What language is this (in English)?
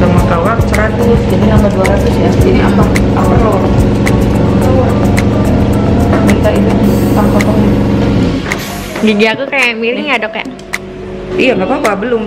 Indonesian